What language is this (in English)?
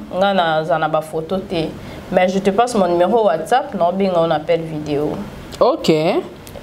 French